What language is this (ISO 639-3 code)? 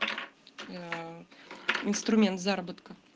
rus